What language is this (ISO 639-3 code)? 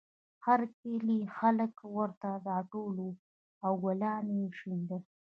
pus